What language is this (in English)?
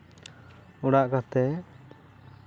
Santali